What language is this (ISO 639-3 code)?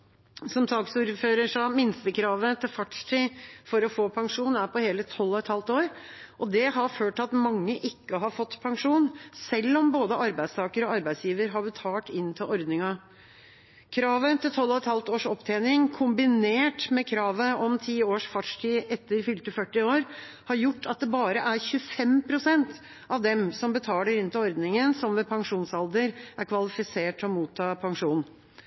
nob